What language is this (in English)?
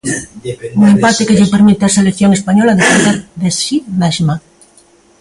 Galician